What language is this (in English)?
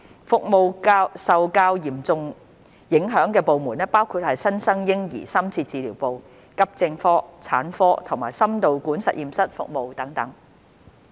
Cantonese